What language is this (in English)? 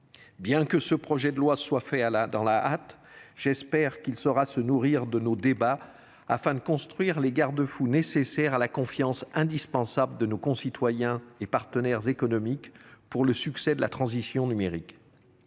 French